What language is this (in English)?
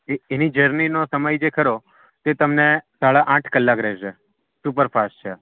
Gujarati